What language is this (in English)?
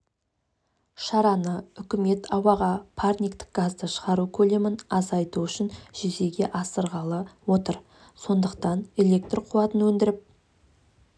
Kazakh